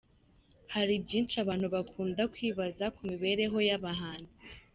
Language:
Kinyarwanda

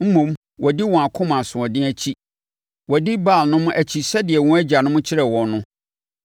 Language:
Akan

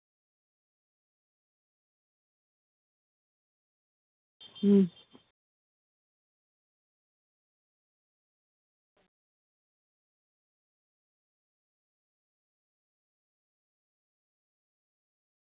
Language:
Santali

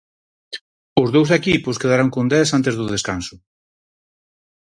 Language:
Galician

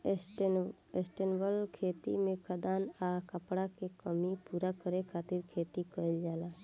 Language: Bhojpuri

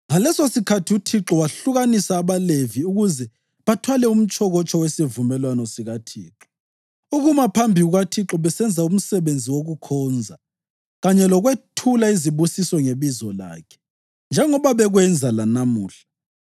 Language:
North Ndebele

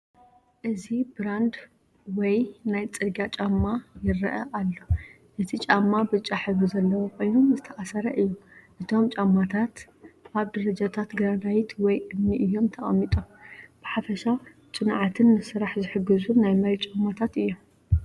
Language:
Tigrinya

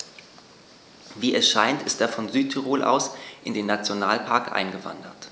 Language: German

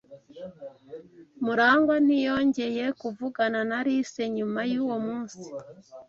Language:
Kinyarwanda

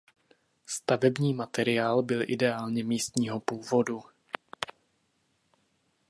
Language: Czech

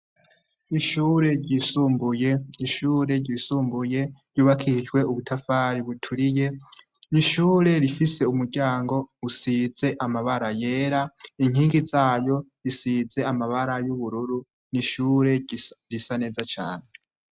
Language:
Rundi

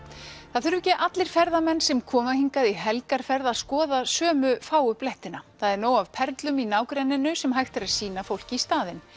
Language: Icelandic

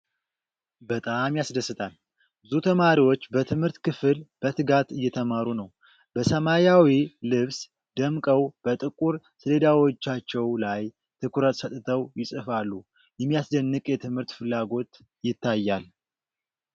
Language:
Amharic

